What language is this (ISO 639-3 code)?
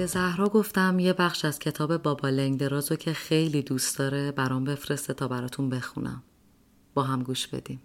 fas